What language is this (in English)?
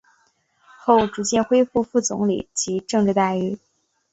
Chinese